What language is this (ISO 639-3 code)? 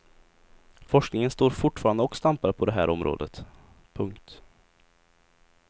swe